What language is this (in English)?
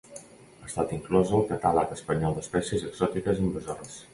Catalan